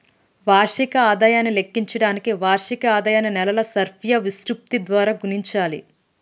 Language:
Telugu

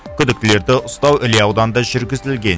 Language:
Kazakh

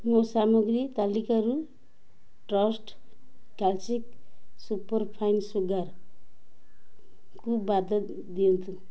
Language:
Odia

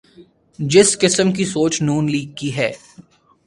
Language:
Urdu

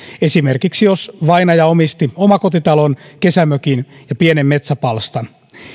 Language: Finnish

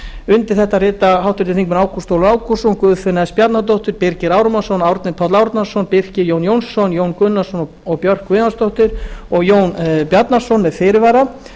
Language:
Icelandic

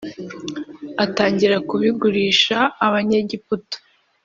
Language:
Kinyarwanda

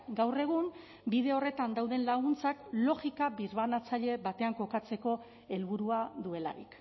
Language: Basque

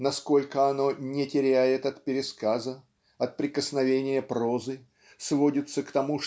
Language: Russian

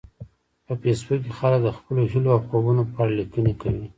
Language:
Pashto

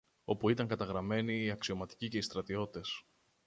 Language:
Greek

